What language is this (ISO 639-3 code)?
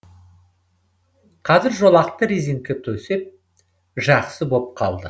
kaz